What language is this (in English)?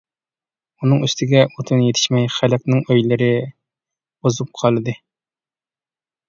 Uyghur